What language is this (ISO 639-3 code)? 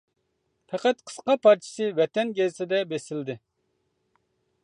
uig